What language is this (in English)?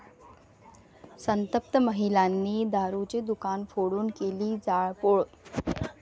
Marathi